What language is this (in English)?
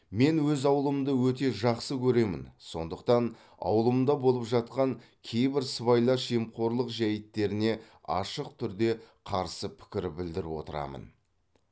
Kazakh